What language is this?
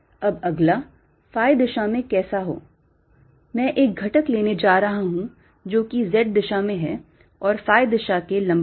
Hindi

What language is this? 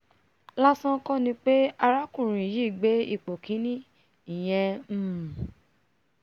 Yoruba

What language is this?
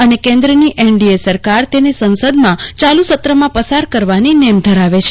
Gujarati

